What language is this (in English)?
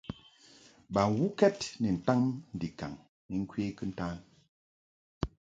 Mungaka